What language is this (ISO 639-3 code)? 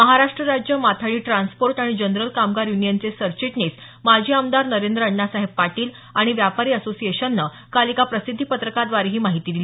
mar